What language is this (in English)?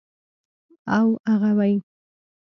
Pashto